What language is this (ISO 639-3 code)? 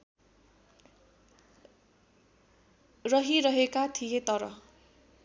nep